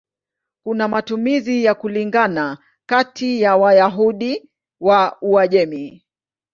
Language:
Swahili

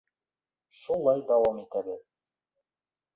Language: Bashkir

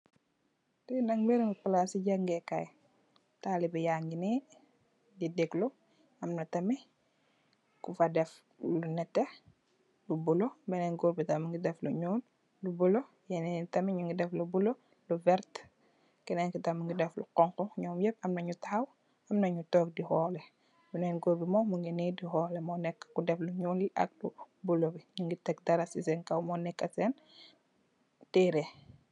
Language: Wolof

